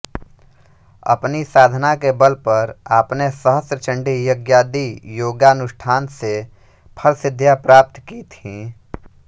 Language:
Hindi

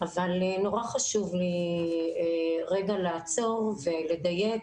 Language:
Hebrew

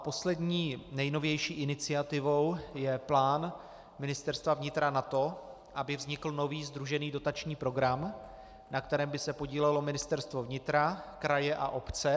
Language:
Czech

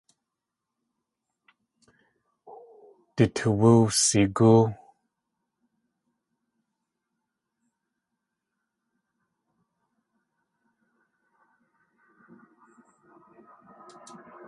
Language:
Tlingit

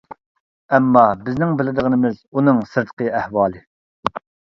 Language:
Uyghur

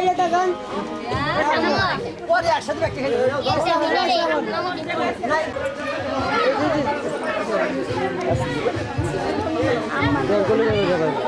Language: Bangla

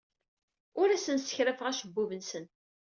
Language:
Kabyle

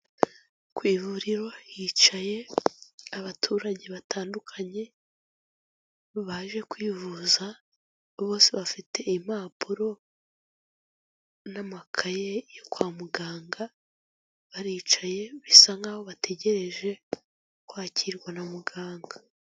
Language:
Kinyarwanda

